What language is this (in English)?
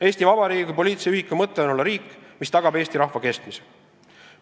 Estonian